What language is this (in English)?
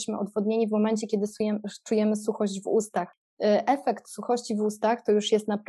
Polish